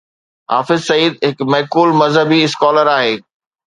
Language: Sindhi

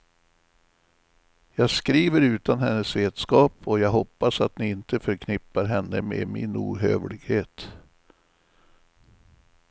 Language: Swedish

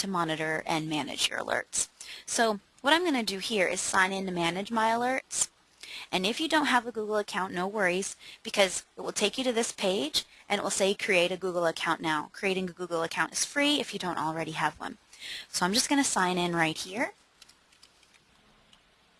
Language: English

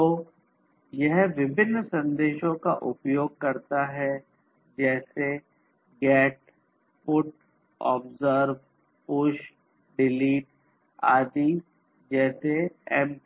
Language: Hindi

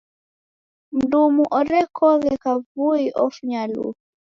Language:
Taita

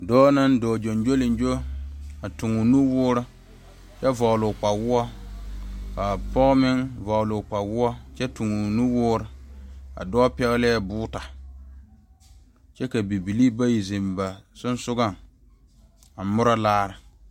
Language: Southern Dagaare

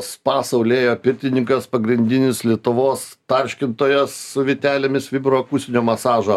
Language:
Lithuanian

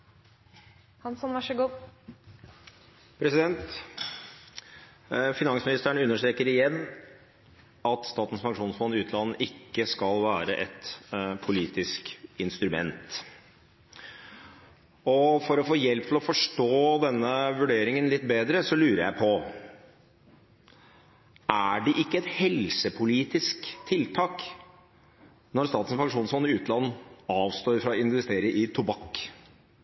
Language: Norwegian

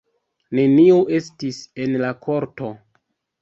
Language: Esperanto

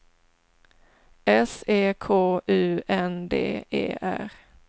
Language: Swedish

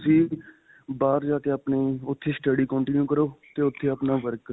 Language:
Punjabi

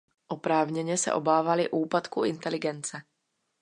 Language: Czech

